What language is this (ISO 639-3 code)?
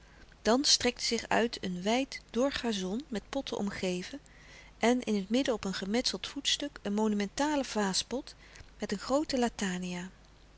nld